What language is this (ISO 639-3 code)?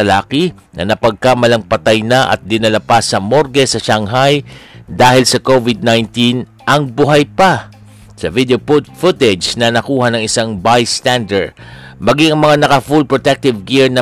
fil